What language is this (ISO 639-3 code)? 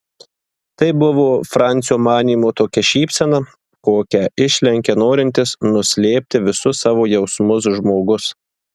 lit